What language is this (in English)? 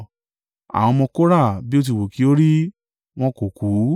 Yoruba